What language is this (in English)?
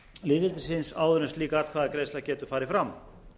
Icelandic